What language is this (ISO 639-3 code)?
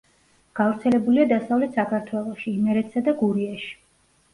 kat